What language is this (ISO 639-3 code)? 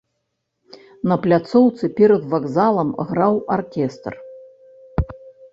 bel